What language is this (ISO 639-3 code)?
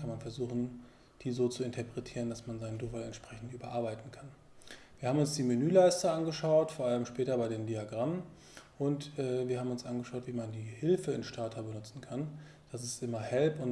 deu